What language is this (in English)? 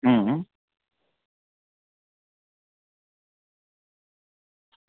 Gujarati